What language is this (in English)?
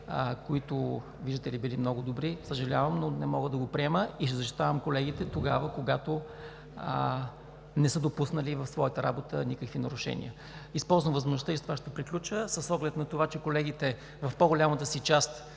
Bulgarian